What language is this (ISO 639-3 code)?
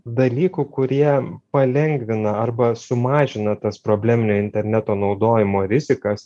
lit